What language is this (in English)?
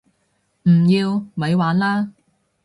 Cantonese